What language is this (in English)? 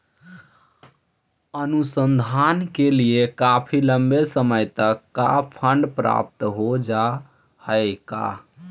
Magahi